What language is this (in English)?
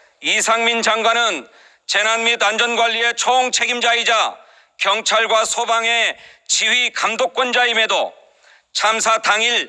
Korean